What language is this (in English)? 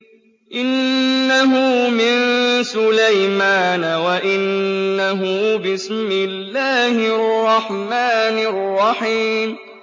Arabic